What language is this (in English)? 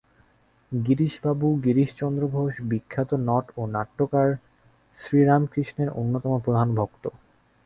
Bangla